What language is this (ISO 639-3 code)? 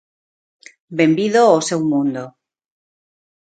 glg